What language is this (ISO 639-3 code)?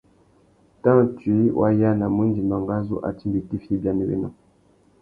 bag